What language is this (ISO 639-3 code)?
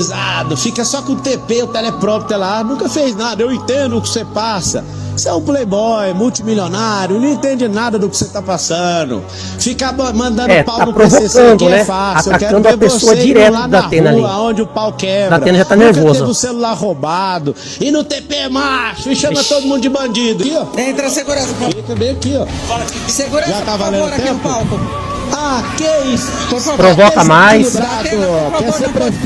por